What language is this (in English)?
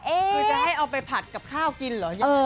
Thai